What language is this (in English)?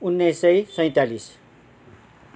Nepali